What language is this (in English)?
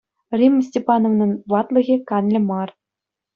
Chuvash